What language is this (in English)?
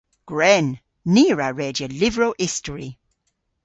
Cornish